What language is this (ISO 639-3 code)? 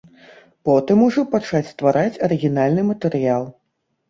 bel